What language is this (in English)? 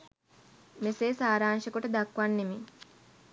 Sinhala